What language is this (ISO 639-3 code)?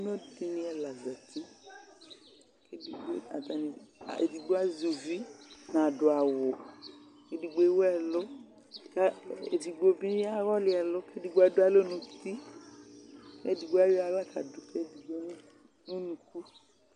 kpo